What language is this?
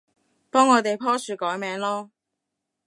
Cantonese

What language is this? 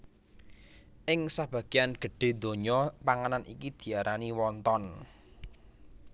Javanese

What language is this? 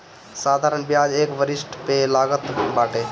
Bhojpuri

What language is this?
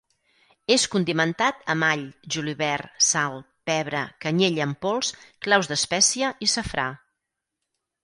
Catalan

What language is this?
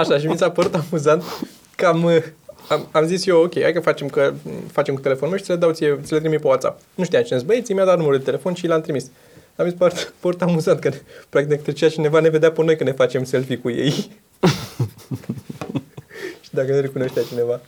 Romanian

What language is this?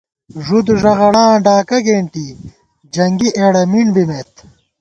Gawar-Bati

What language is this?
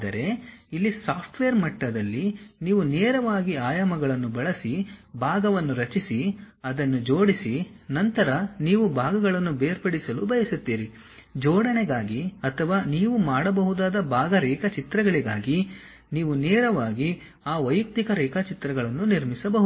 Kannada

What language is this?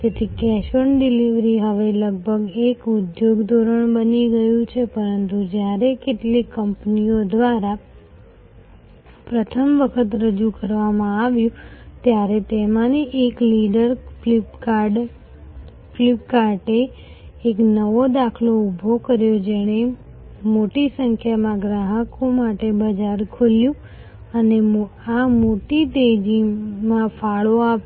Gujarati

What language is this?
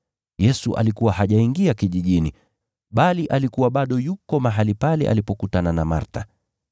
Swahili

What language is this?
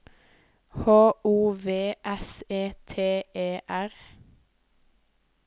Norwegian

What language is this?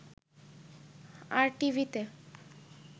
Bangla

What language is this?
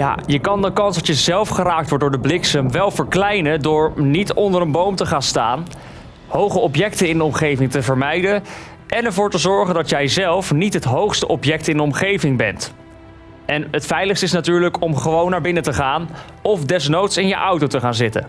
Dutch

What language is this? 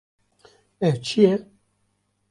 Kurdish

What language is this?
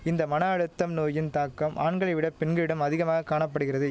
Tamil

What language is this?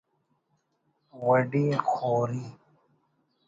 Brahui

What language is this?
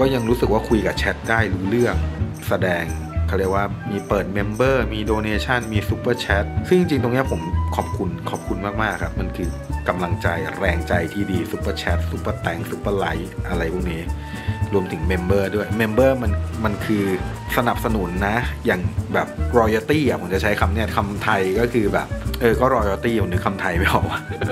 Thai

